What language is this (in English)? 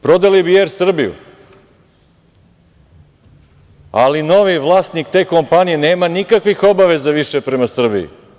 Serbian